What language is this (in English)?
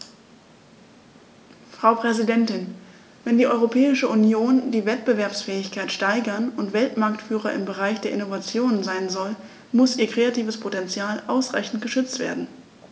German